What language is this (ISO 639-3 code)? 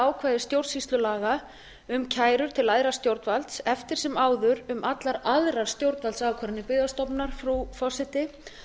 isl